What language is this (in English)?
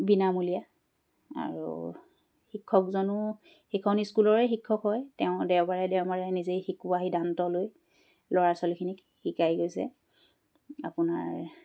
Assamese